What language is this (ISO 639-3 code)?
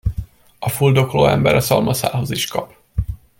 hun